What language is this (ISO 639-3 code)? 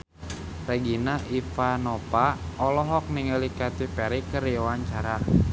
sun